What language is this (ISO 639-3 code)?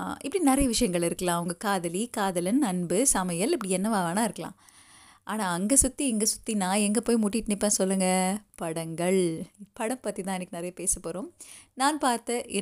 tam